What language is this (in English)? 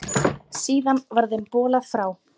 Icelandic